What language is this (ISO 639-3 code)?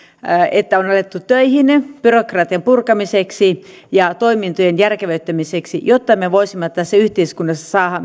fin